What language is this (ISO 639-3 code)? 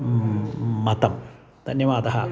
san